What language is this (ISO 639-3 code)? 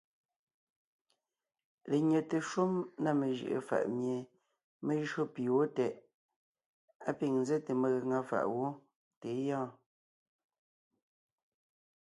nnh